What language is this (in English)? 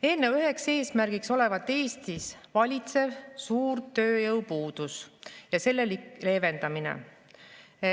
Estonian